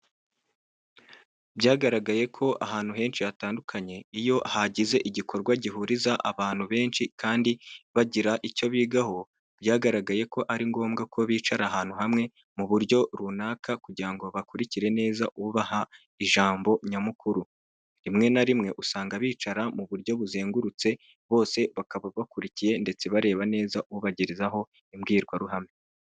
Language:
Kinyarwanda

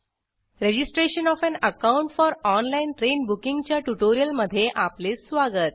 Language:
Marathi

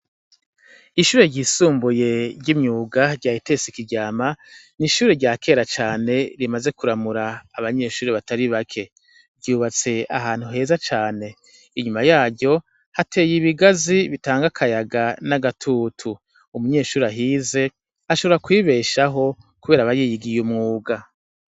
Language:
Rundi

